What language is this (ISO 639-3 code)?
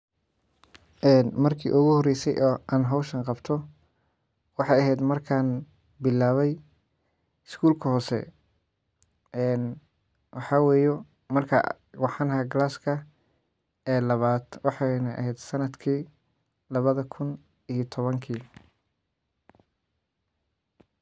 som